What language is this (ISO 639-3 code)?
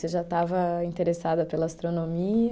por